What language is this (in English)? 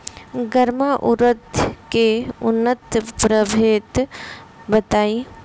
Bhojpuri